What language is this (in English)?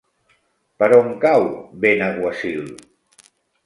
Catalan